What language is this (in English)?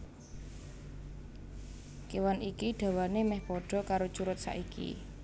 Javanese